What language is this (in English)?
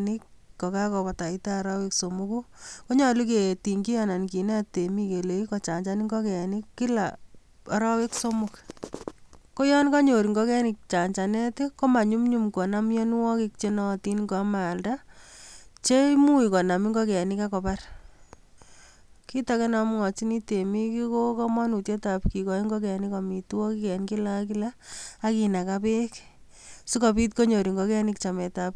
Kalenjin